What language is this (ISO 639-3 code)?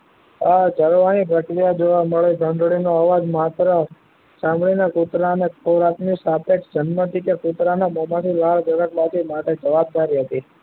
guj